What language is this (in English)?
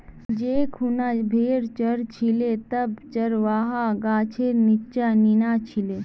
Magahi